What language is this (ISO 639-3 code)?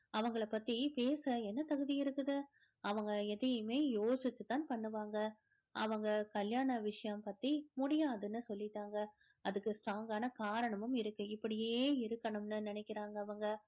tam